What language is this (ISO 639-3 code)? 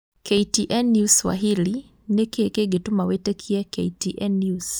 kik